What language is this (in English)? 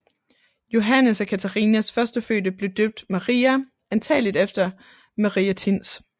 Danish